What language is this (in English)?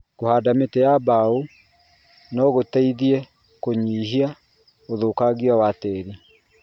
Kikuyu